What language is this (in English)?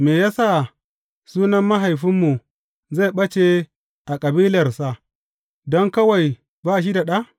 Hausa